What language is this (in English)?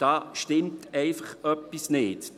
Swiss German